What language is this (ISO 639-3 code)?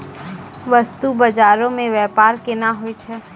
mai